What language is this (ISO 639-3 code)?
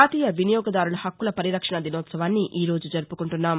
tel